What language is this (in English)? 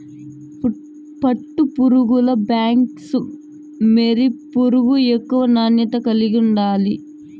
Telugu